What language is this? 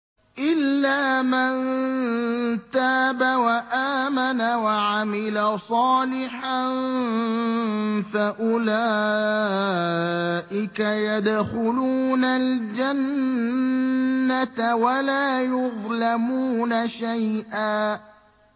Arabic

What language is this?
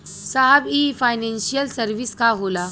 Bhojpuri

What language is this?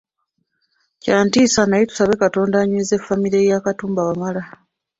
Ganda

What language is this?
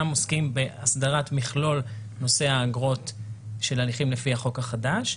Hebrew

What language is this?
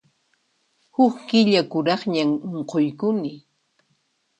Puno Quechua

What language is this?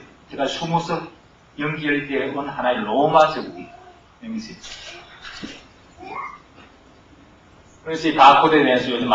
Korean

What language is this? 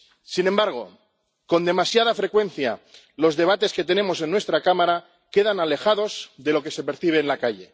Spanish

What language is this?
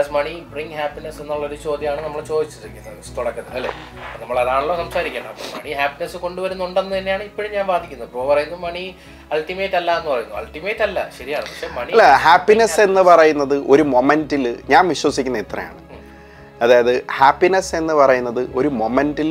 Malayalam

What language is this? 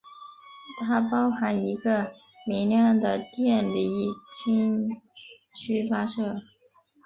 Chinese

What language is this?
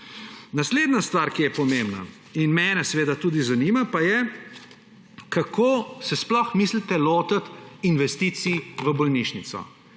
Slovenian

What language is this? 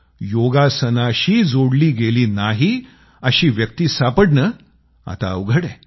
Marathi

